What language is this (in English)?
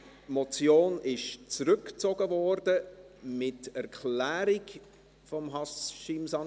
Swiss German